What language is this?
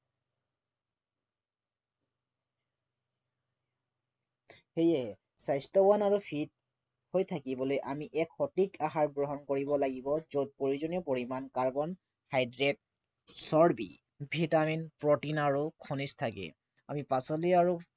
Assamese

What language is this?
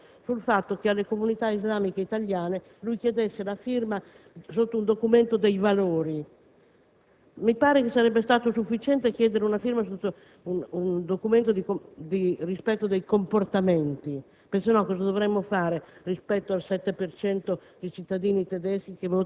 Italian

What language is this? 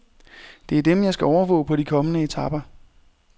Danish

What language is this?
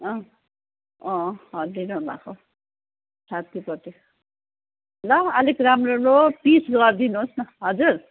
Nepali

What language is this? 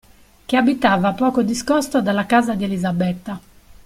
Italian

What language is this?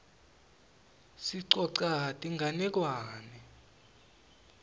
Swati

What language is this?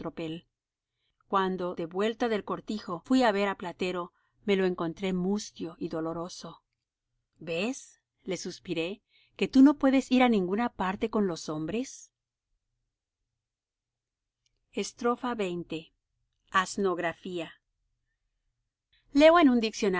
Spanish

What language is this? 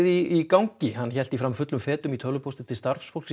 Icelandic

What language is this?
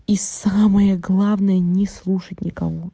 Russian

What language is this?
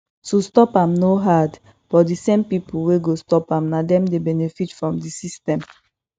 Nigerian Pidgin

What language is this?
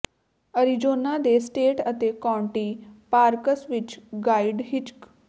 Punjabi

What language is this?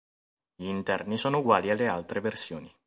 Italian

